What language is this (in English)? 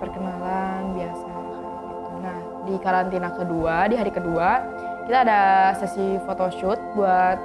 Indonesian